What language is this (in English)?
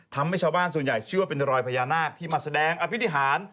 Thai